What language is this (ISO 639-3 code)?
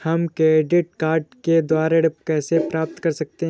hin